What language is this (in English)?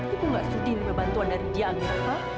Indonesian